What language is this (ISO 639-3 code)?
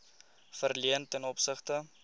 afr